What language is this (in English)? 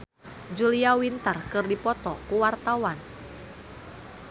Sundanese